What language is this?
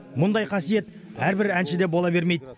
Kazakh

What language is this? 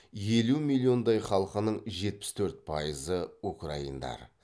Kazakh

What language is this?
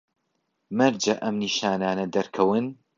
Central Kurdish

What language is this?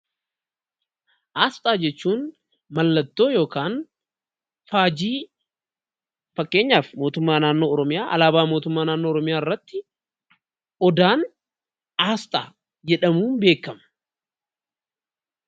Oromo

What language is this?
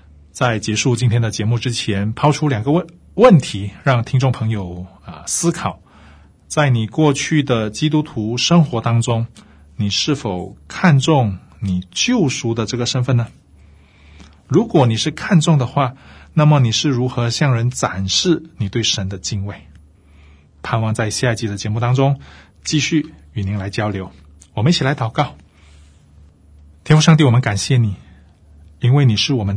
Chinese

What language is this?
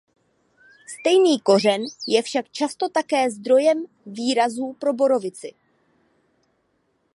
Czech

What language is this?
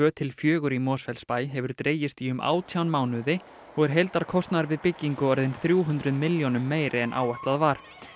Icelandic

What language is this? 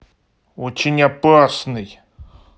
Russian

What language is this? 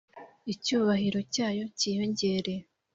Kinyarwanda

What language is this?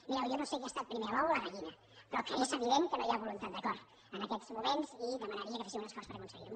Catalan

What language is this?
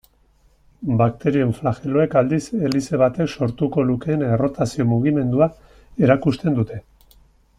Basque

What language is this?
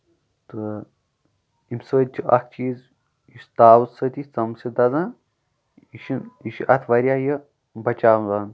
Kashmiri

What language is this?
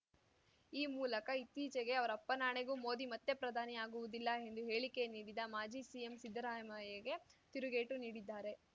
Kannada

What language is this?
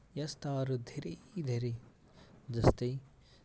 Nepali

